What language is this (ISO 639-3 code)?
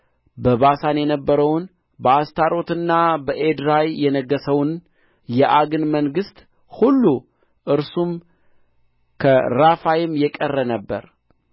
amh